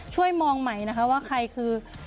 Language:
Thai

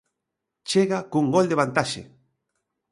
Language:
Galician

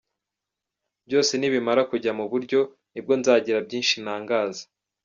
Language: Kinyarwanda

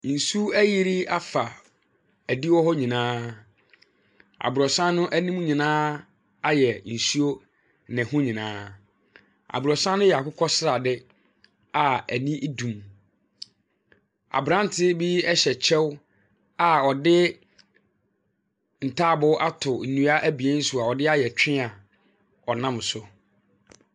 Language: Akan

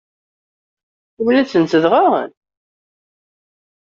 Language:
Kabyle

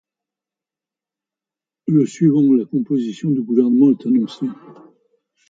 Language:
French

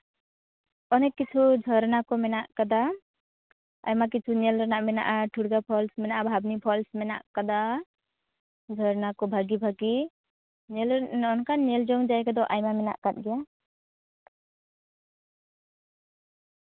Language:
Santali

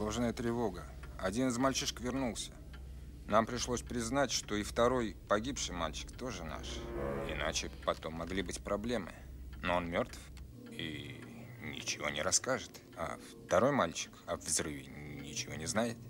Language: Russian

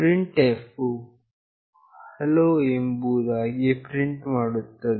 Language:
Kannada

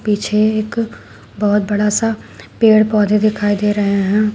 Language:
Hindi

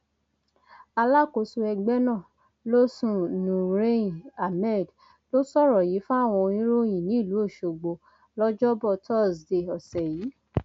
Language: Yoruba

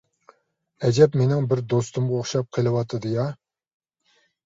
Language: Uyghur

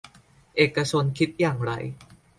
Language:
Thai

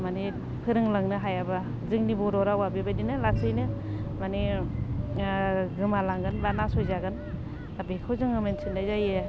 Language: Bodo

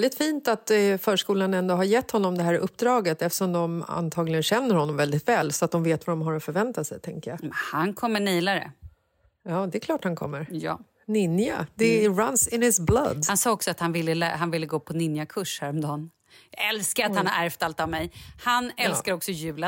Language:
Swedish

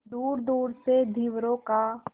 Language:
Hindi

